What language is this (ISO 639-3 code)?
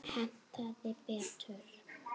isl